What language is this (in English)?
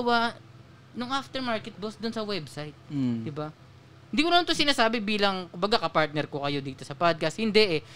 Filipino